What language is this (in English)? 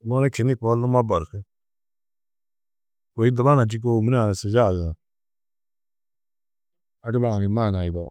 Tedaga